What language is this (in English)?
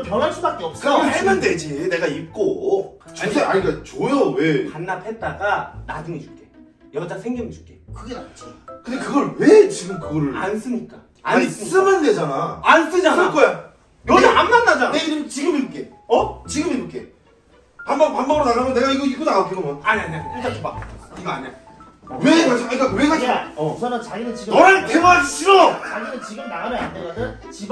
Korean